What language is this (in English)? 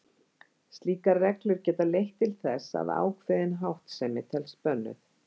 Icelandic